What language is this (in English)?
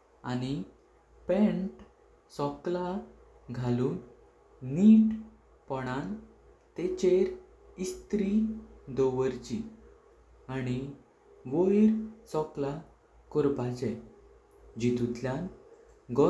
Konkani